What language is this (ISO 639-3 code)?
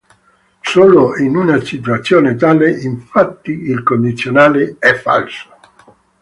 ita